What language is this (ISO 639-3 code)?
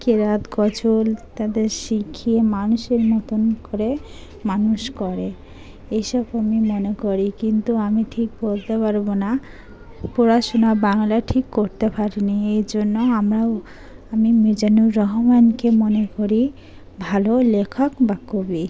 ben